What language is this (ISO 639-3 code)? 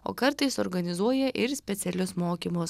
lit